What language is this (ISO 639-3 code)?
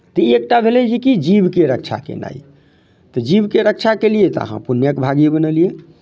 mai